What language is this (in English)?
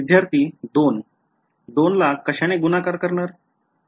Marathi